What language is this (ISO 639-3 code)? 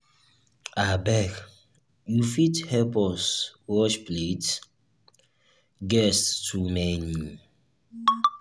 pcm